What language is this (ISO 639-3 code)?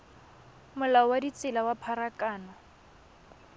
tsn